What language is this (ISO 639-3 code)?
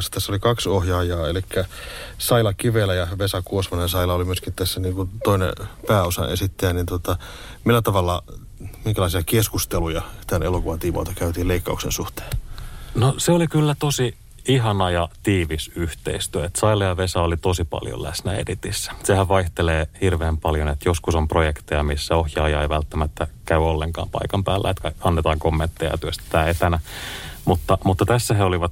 fin